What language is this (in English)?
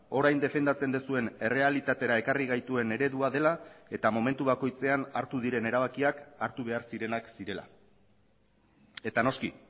Basque